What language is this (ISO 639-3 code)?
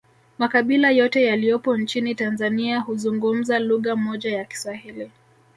swa